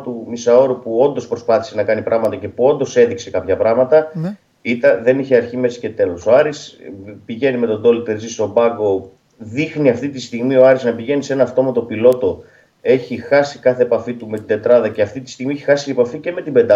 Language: Greek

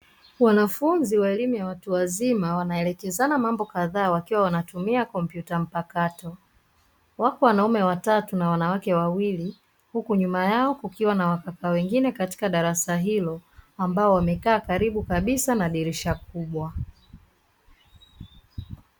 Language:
Swahili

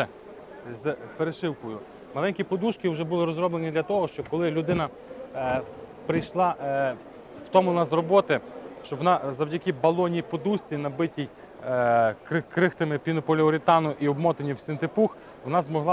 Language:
Ukrainian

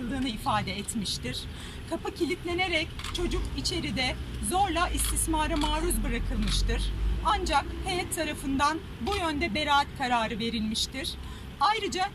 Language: Turkish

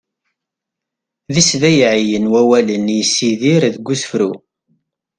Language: Kabyle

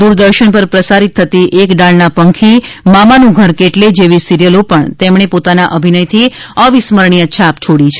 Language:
Gujarati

